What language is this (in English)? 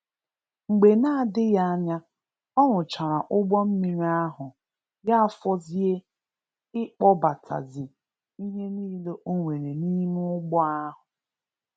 Igbo